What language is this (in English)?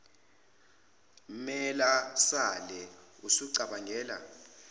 Zulu